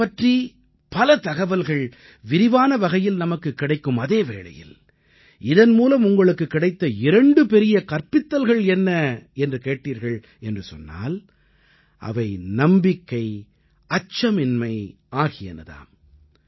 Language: Tamil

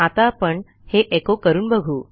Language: Marathi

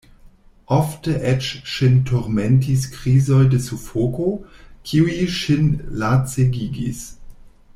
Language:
Esperanto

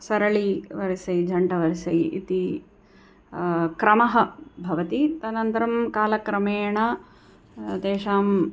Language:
Sanskrit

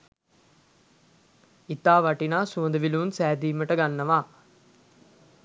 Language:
Sinhala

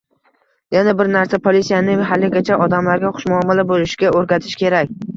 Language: Uzbek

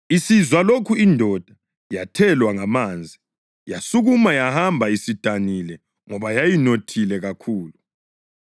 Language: North Ndebele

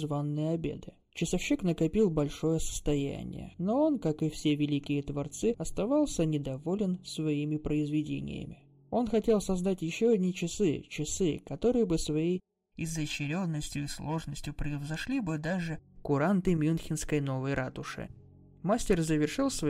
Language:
Russian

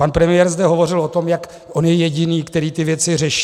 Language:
Czech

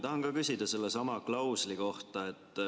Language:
Estonian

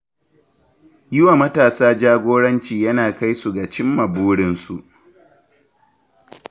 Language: Hausa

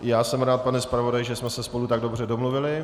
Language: Czech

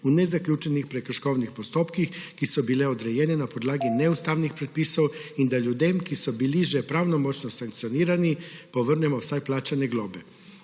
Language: Slovenian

